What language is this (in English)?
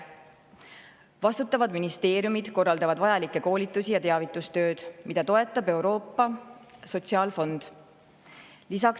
Estonian